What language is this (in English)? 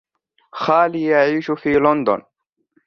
Arabic